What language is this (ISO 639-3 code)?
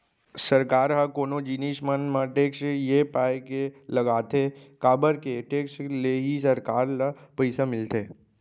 hne